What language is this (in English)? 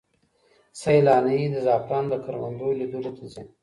Pashto